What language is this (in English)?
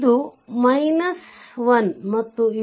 Kannada